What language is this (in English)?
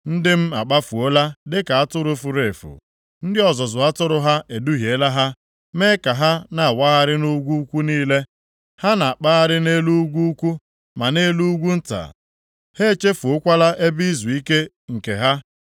Igbo